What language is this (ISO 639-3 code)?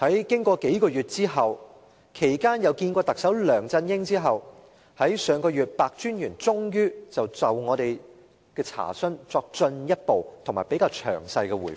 yue